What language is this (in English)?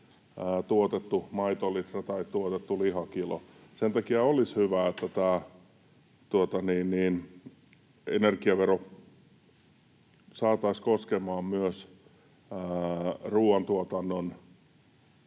Finnish